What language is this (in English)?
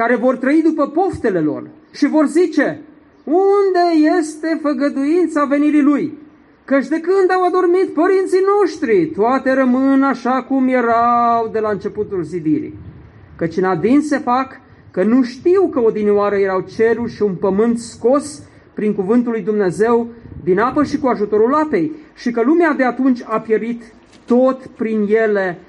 Romanian